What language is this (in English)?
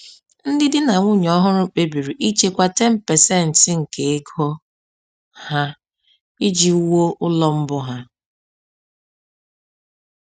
Igbo